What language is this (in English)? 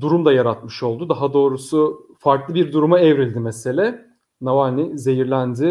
Turkish